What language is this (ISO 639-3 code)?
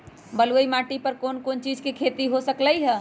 mag